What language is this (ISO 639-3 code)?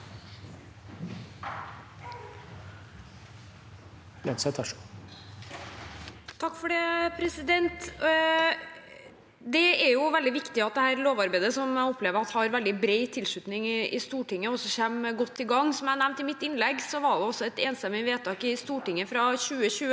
nor